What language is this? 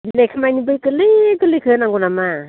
Bodo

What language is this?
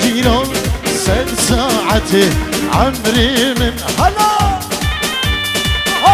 Arabic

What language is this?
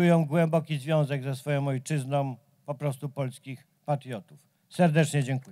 Polish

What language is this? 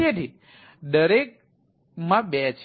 Gujarati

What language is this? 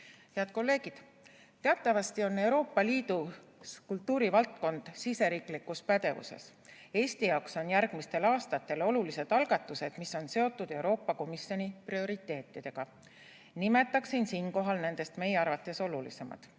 Estonian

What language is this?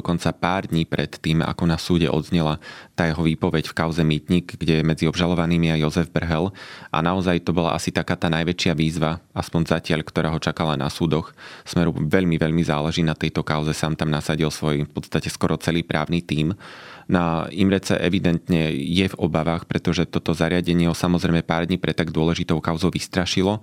Slovak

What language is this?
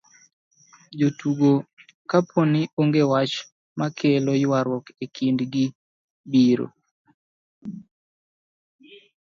Luo (Kenya and Tanzania)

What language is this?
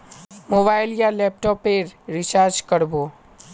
Magahi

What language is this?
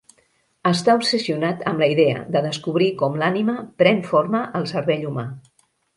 Catalan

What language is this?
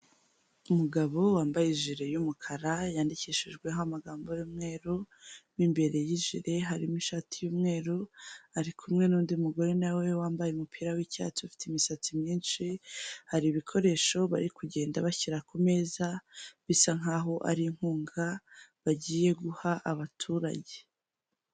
Kinyarwanda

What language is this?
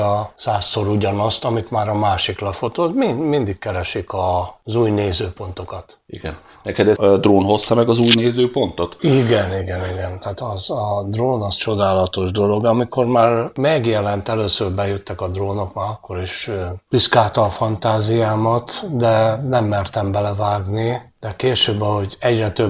Hungarian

